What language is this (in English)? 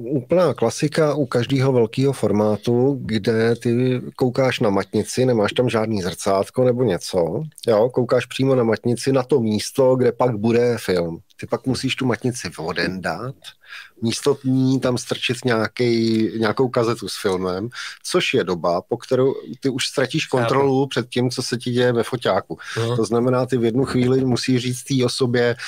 Czech